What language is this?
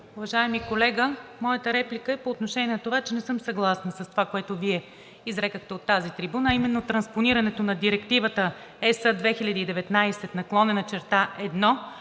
Bulgarian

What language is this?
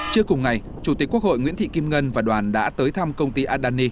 Vietnamese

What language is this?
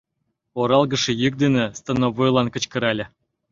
Mari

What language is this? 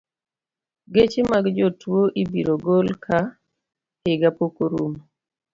Luo (Kenya and Tanzania)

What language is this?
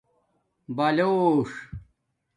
Domaaki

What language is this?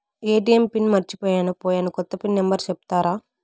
Telugu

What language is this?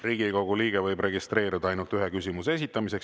Estonian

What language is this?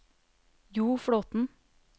Norwegian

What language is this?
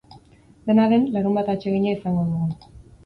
Basque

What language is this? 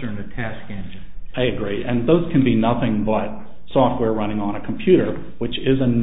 English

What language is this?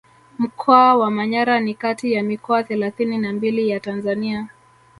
Swahili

